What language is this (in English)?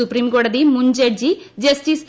Malayalam